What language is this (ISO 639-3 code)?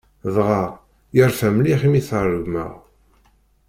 kab